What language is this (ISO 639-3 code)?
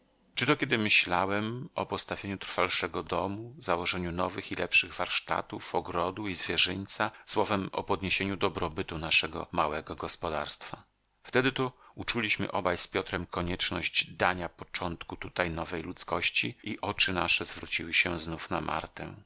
pol